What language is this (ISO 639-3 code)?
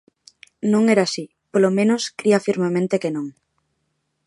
glg